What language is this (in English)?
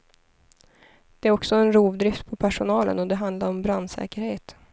Swedish